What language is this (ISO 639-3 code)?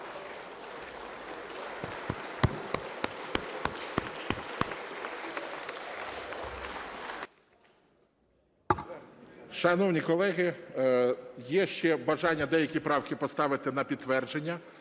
ukr